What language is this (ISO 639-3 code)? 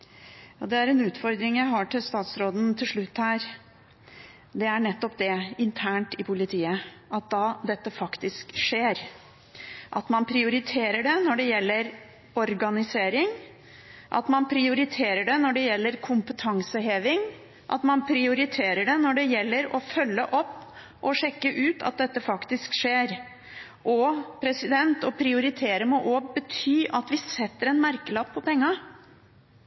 nob